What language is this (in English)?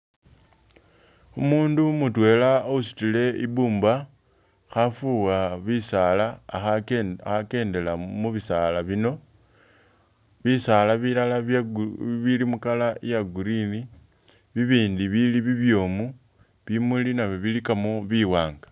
Masaaba